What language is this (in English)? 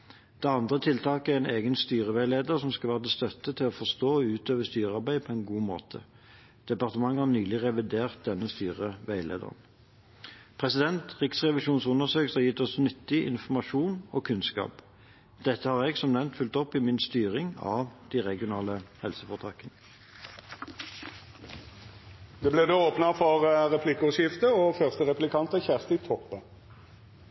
Norwegian